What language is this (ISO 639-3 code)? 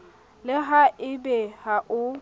sot